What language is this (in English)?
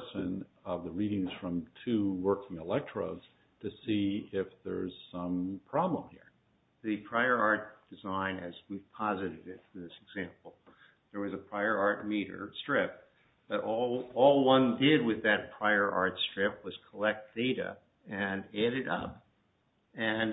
English